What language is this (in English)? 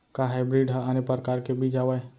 Chhattisgarhi